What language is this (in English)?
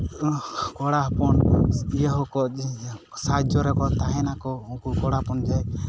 Santali